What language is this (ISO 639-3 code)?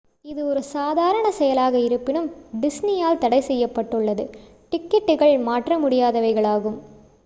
tam